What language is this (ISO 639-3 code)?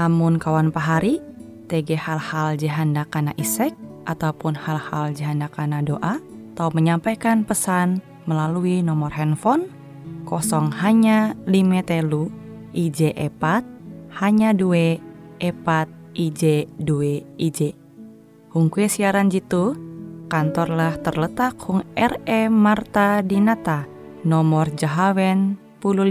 ind